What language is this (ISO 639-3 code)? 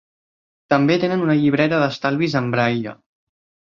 cat